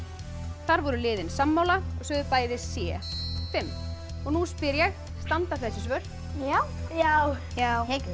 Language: Icelandic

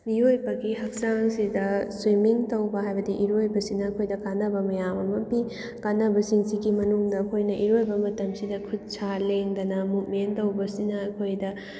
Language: Manipuri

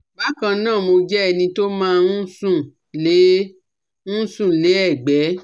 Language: Yoruba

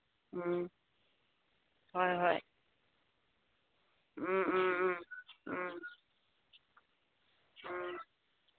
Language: Manipuri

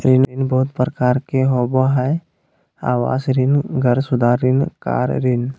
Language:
Magahi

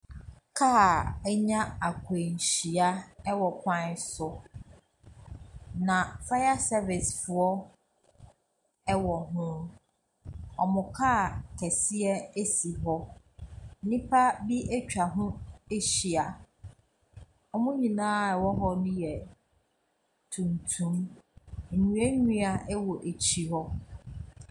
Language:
Akan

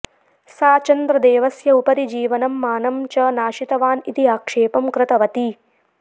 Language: Sanskrit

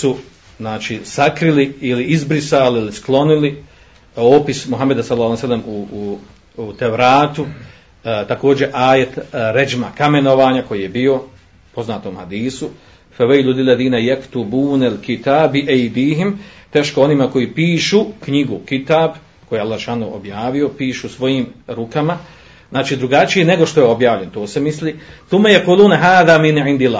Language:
Croatian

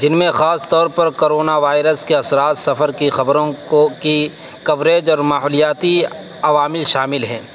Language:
Urdu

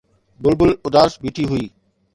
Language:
Sindhi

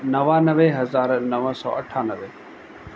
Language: Sindhi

